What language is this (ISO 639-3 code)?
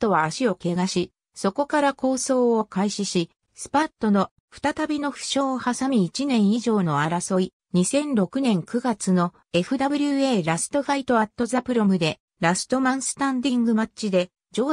jpn